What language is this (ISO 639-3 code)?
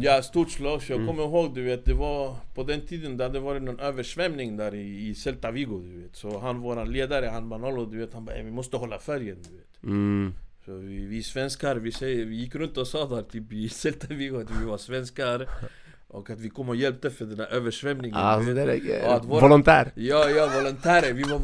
swe